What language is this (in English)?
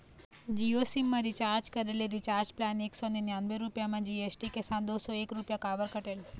Chhattisgarhi